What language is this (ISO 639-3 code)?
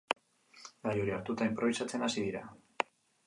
eus